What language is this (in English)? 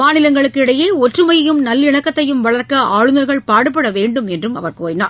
Tamil